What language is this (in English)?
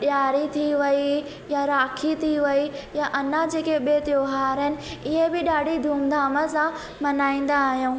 Sindhi